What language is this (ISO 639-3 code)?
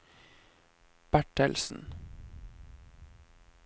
nor